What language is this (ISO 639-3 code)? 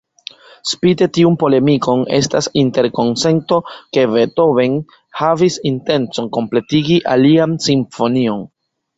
epo